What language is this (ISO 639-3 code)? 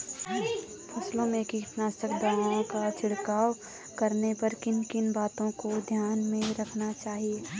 hin